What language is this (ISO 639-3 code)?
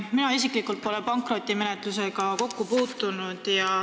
est